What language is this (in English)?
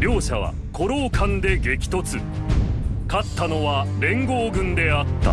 Japanese